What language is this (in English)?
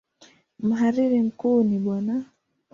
Swahili